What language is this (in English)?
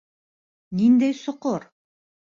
Bashkir